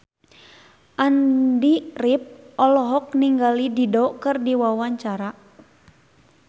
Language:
Sundanese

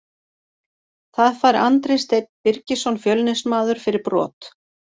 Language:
Icelandic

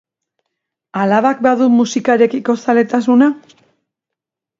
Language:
Basque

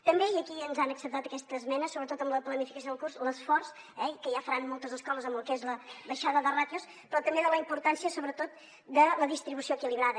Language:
Catalan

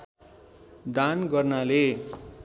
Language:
Nepali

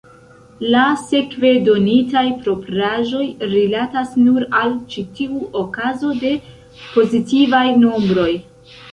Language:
Esperanto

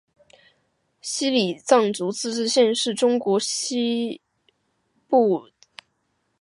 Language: Chinese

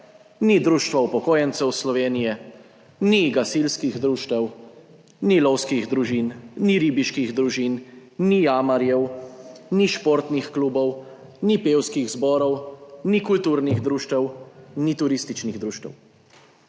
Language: Slovenian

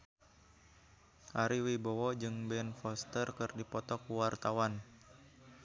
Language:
Sundanese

